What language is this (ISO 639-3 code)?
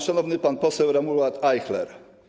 pol